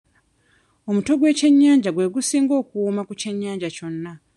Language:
Ganda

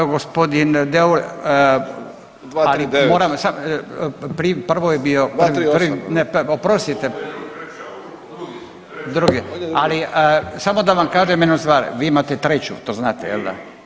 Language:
Croatian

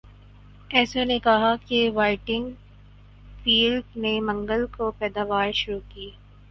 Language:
Urdu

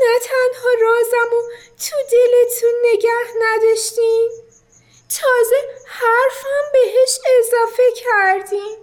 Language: Persian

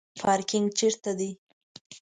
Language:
Pashto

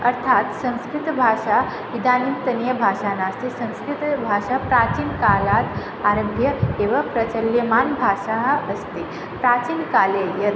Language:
Sanskrit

